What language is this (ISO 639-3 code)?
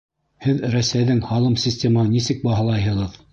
bak